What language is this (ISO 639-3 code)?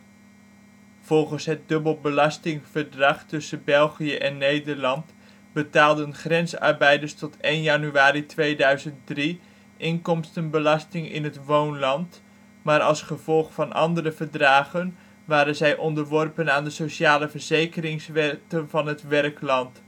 nld